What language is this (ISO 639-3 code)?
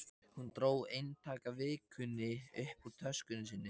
isl